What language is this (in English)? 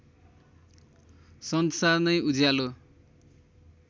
Nepali